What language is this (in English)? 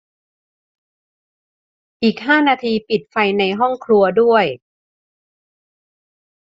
Thai